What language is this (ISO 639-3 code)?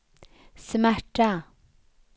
swe